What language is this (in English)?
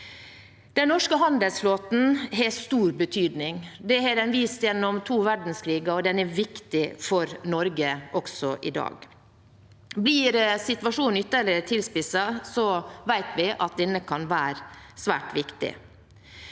Norwegian